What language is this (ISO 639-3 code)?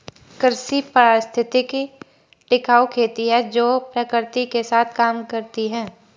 hin